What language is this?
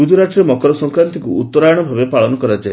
Odia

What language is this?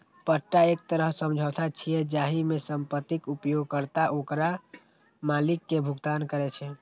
Maithili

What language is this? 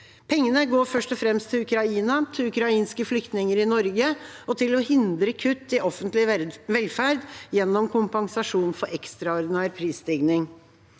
Norwegian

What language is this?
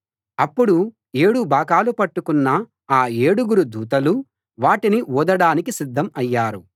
Telugu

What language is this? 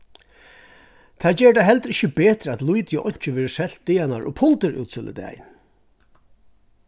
Faroese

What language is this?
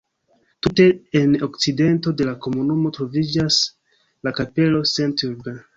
Esperanto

